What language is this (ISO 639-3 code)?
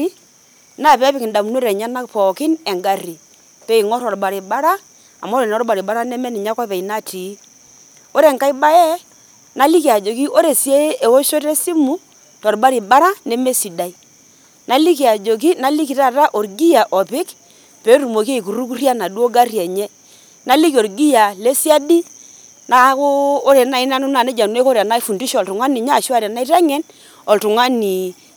mas